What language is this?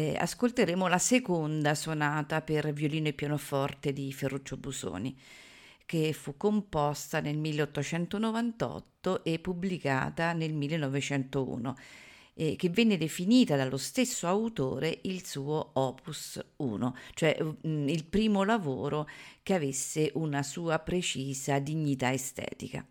Italian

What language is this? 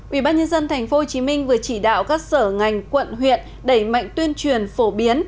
Vietnamese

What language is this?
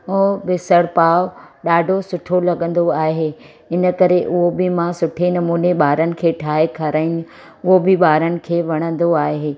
Sindhi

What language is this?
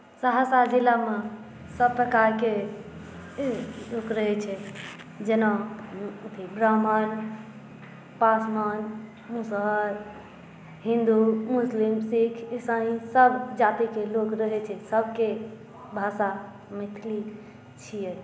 Maithili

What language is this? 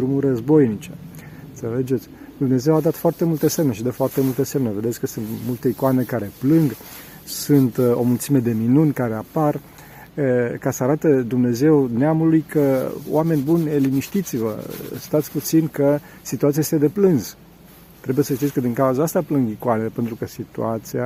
Romanian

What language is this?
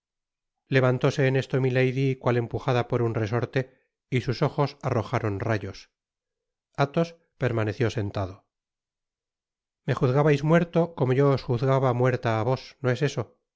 Spanish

